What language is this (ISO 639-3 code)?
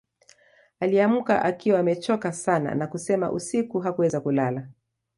swa